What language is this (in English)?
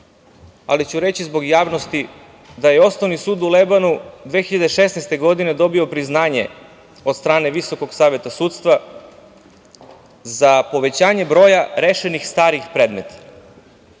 Serbian